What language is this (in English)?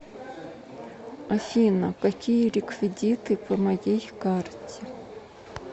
Russian